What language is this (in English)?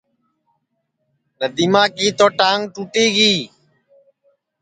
Sansi